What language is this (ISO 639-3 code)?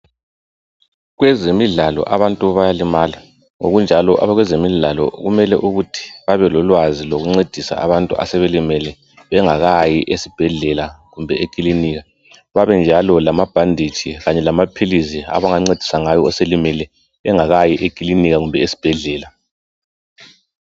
nde